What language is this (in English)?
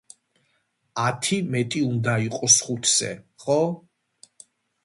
Georgian